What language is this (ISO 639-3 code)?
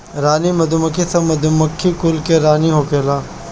bho